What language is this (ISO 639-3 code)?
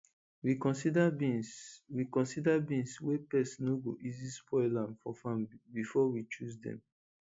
pcm